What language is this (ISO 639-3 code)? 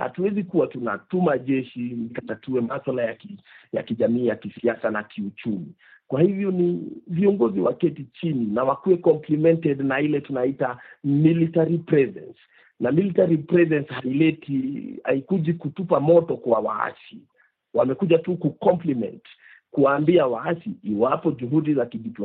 swa